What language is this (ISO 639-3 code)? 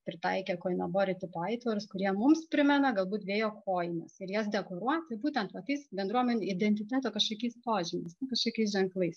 lit